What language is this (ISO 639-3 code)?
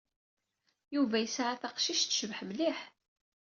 kab